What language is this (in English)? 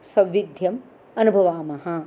Sanskrit